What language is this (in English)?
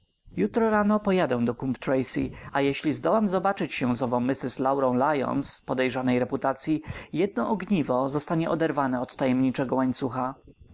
Polish